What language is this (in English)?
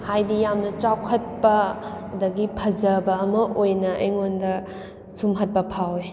Manipuri